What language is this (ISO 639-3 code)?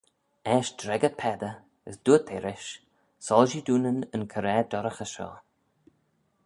glv